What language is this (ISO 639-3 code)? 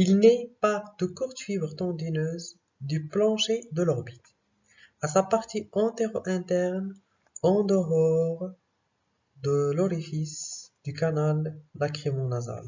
fra